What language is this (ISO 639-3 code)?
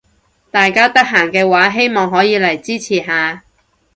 yue